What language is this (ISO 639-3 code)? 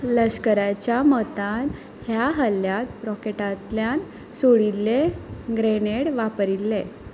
kok